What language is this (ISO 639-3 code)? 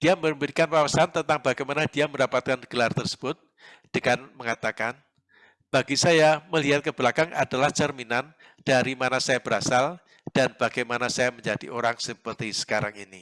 ind